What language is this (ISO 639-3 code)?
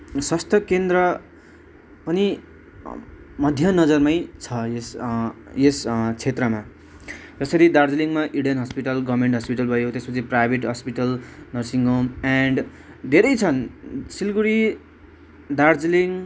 nep